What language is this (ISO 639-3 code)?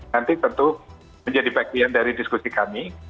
ind